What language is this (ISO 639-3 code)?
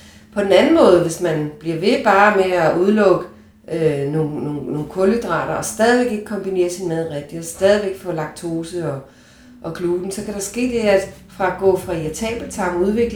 dan